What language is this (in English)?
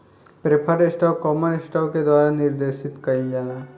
Bhojpuri